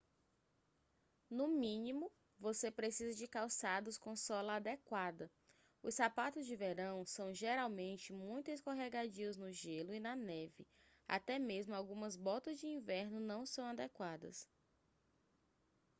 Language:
Portuguese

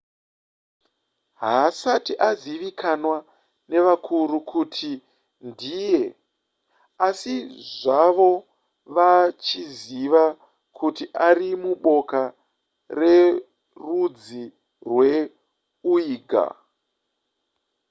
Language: Shona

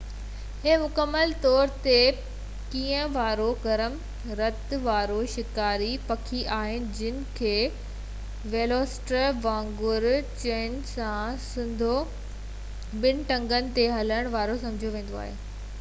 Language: Sindhi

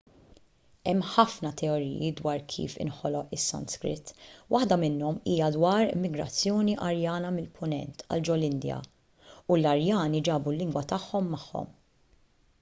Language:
Maltese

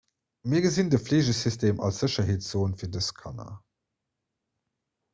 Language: Luxembourgish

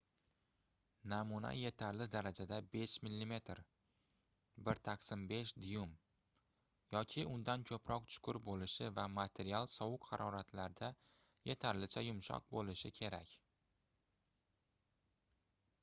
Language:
Uzbek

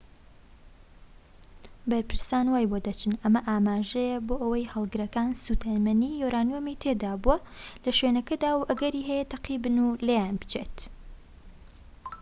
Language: Central Kurdish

